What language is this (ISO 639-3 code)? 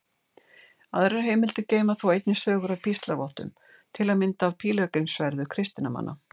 isl